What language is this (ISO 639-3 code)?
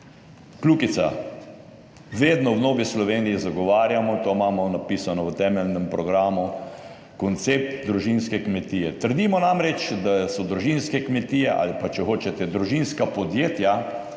slv